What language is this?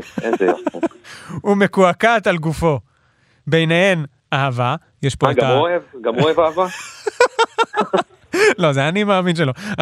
Hebrew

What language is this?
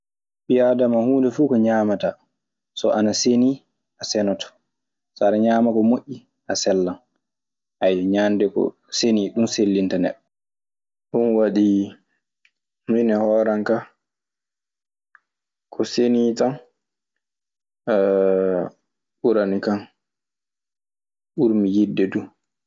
Maasina Fulfulde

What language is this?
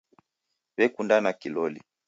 Taita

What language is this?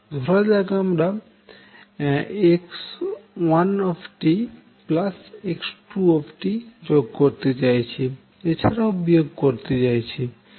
Bangla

